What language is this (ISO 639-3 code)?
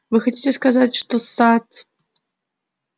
rus